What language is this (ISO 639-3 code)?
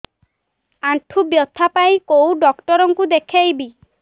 ori